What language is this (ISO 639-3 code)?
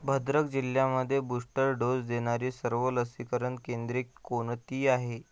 mar